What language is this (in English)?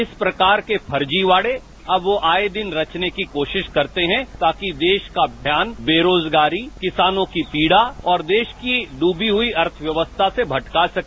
Hindi